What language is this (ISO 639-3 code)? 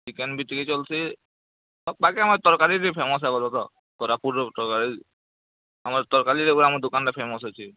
ori